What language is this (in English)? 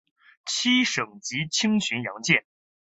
Chinese